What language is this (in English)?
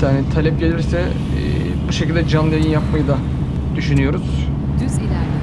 Turkish